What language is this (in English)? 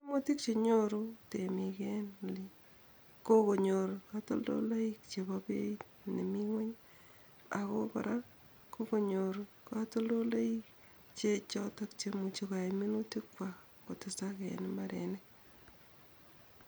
Kalenjin